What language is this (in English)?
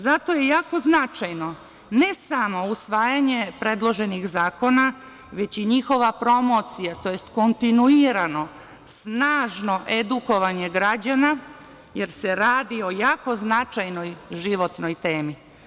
Serbian